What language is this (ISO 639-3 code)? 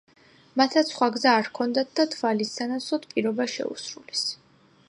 kat